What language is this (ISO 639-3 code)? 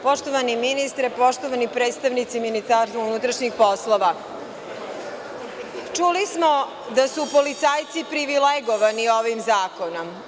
srp